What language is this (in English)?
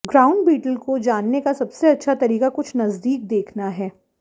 Hindi